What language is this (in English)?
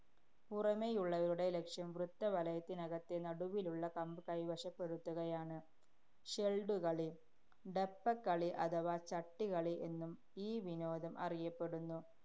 Malayalam